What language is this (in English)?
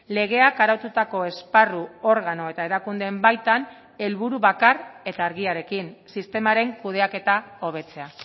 Basque